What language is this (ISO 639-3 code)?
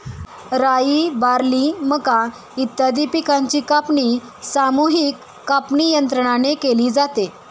mar